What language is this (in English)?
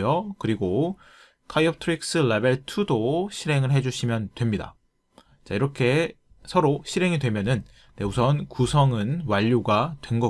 Korean